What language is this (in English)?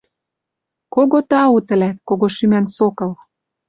Western Mari